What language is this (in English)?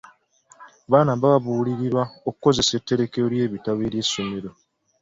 Ganda